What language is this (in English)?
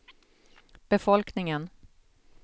Swedish